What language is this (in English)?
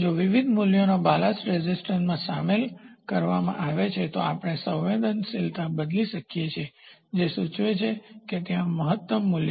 Gujarati